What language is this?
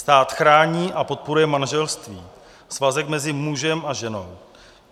Czech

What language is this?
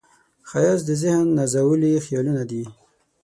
Pashto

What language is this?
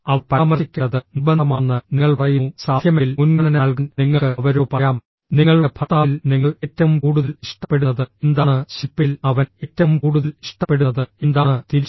Malayalam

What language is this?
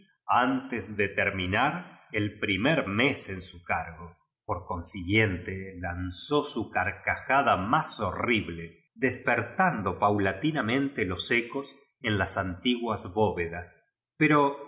Spanish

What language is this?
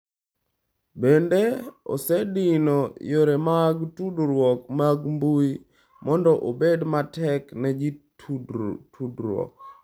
Luo (Kenya and Tanzania)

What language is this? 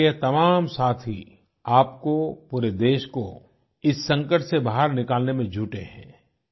Hindi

